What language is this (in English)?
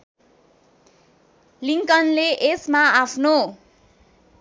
Nepali